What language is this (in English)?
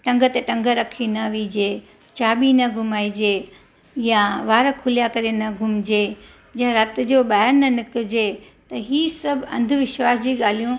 Sindhi